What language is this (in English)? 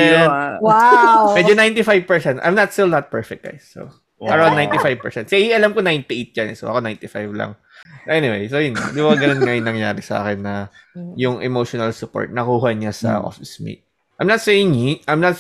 Filipino